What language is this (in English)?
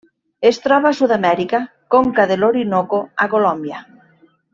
Catalan